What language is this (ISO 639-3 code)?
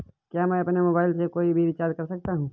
hin